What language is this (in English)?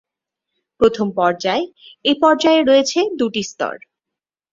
Bangla